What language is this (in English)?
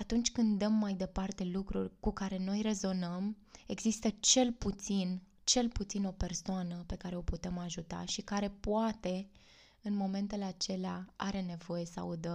Romanian